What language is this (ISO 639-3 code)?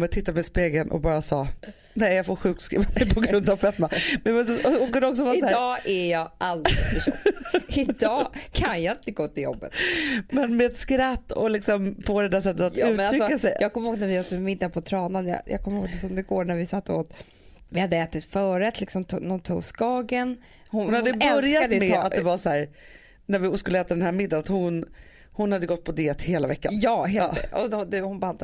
swe